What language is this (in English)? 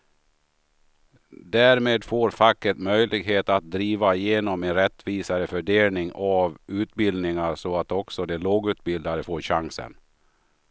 Swedish